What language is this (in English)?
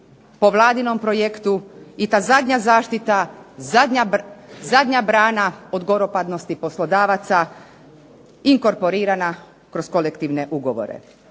Croatian